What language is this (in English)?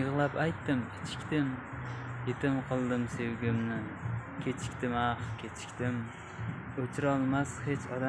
Turkish